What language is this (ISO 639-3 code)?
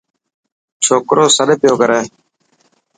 mki